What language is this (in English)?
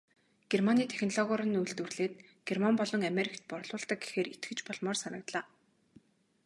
Mongolian